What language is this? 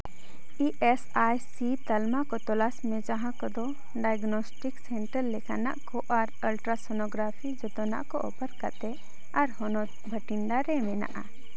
Santali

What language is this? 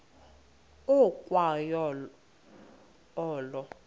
Xhosa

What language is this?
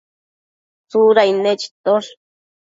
Matsés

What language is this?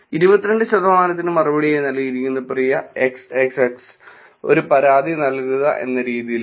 Malayalam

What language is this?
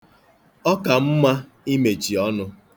Igbo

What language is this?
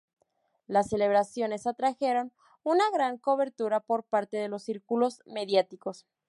Spanish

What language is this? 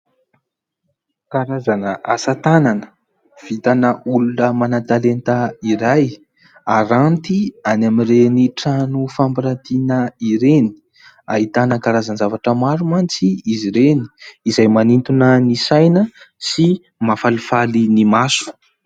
Malagasy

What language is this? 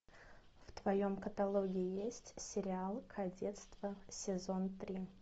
Russian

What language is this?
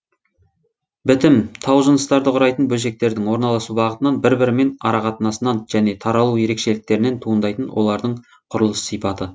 Kazakh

